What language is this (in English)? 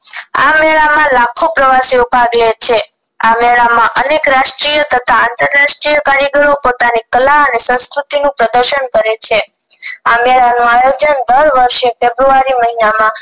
Gujarati